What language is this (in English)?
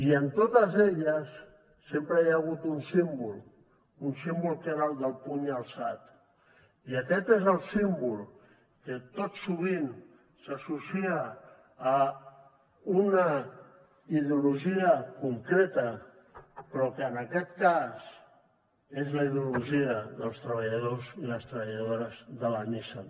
Catalan